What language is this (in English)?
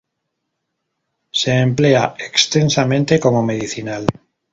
Spanish